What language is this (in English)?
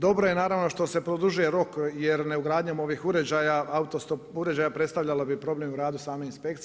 Croatian